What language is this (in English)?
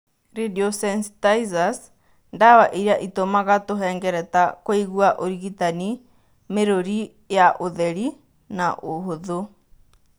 Kikuyu